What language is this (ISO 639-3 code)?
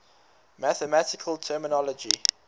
eng